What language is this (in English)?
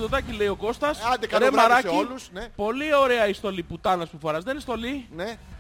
Greek